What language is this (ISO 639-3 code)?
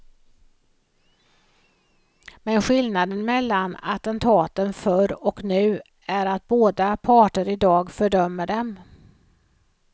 swe